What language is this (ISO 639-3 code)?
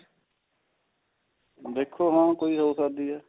pan